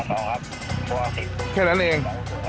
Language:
Thai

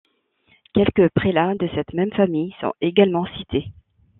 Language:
French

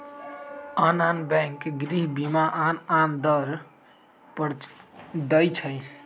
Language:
Magahi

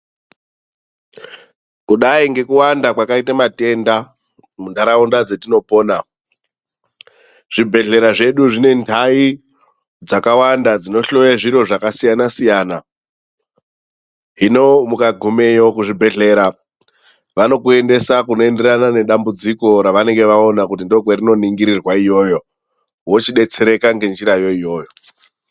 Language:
Ndau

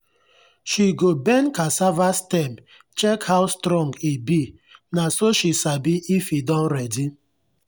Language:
Nigerian Pidgin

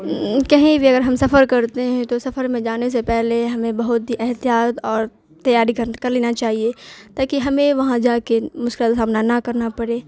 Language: Urdu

